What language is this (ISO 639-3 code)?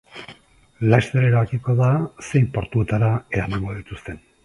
eus